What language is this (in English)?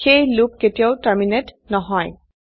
Assamese